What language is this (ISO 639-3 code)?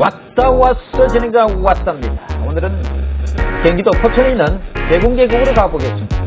kor